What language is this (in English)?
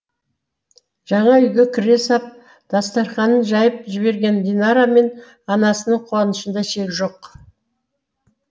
Kazakh